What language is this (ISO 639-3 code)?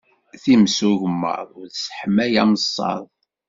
kab